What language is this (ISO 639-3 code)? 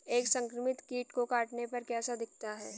hin